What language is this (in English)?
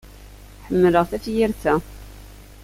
Kabyle